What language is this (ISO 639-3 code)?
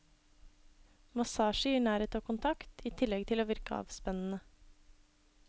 nor